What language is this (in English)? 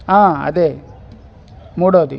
Telugu